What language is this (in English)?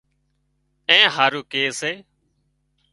Wadiyara Koli